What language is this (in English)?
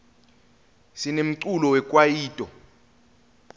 Swati